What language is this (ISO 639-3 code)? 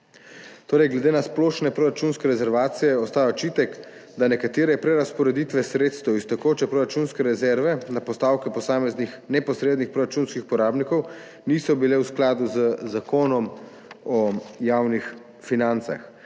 slv